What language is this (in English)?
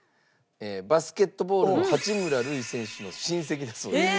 Japanese